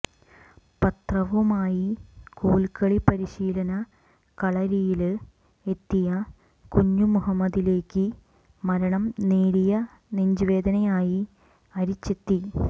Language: Malayalam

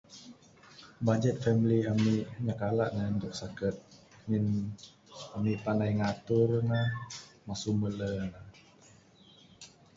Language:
Bukar-Sadung Bidayuh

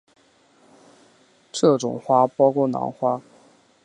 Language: Chinese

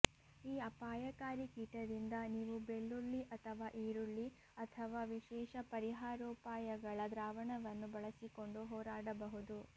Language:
Kannada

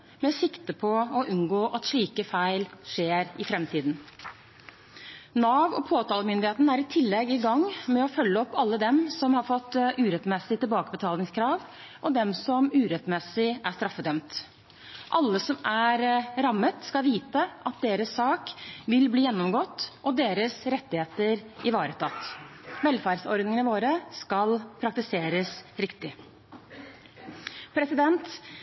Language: Norwegian Bokmål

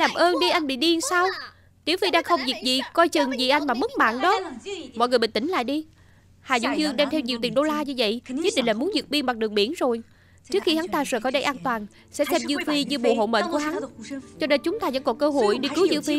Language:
Vietnamese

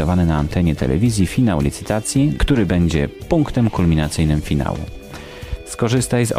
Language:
Polish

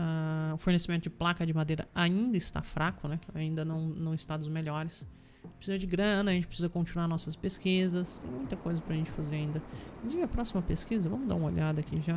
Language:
Portuguese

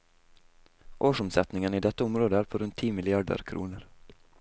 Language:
Norwegian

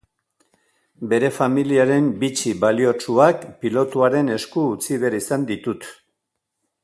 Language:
Basque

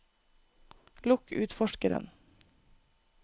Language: Norwegian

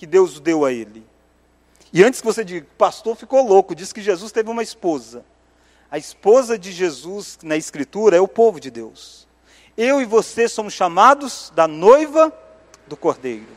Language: Portuguese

